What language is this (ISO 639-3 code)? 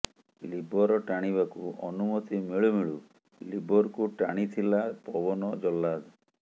ori